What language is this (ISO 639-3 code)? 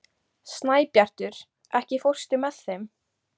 isl